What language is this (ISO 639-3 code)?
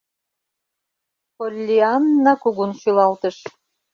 chm